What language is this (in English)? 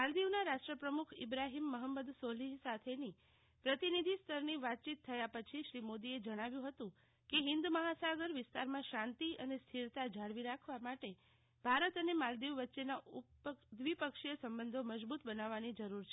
Gujarati